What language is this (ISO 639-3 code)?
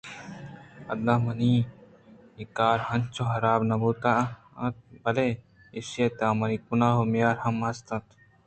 bgp